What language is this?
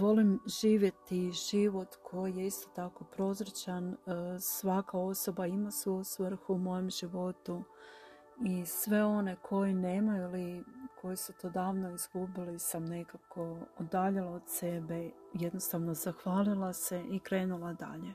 Croatian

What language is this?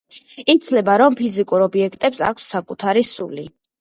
Georgian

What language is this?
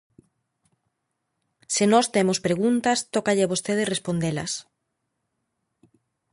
Galician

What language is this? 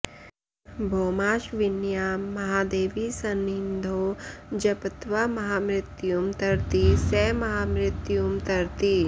Sanskrit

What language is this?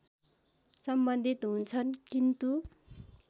Nepali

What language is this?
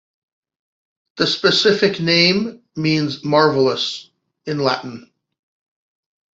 English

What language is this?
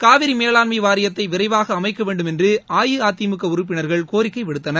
Tamil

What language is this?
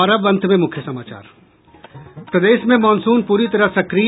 Hindi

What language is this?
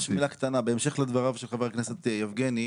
Hebrew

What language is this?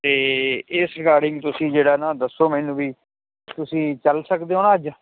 Punjabi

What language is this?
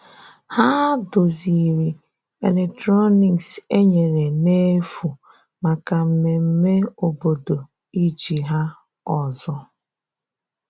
Igbo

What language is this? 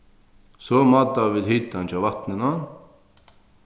Faroese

